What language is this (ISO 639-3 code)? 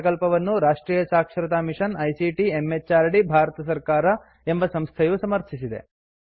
kan